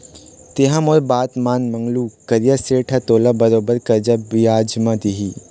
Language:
Chhattisgarhi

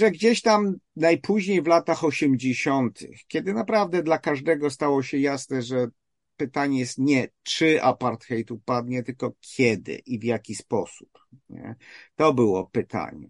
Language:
Polish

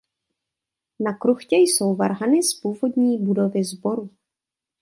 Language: Czech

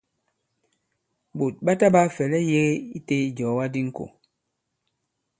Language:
Bankon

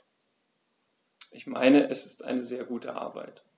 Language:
German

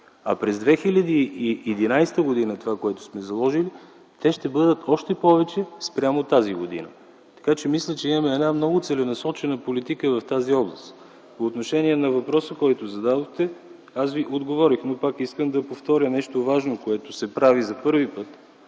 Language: Bulgarian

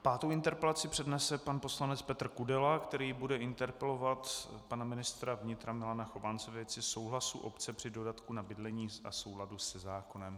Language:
Czech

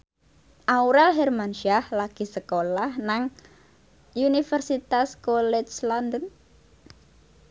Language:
Javanese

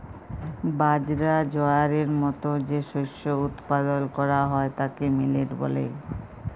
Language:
Bangla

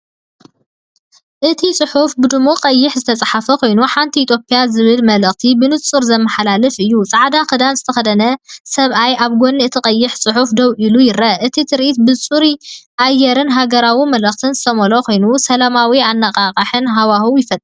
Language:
Tigrinya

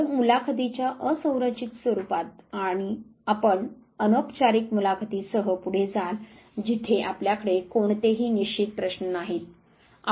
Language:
Marathi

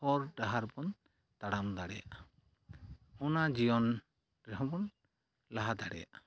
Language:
Santali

